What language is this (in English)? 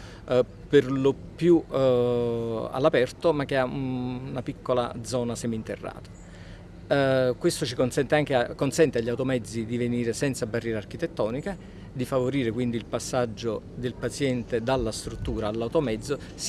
Italian